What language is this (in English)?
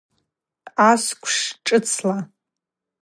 Abaza